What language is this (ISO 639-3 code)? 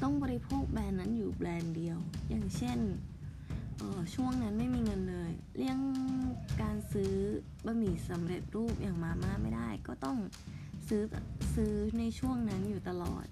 tha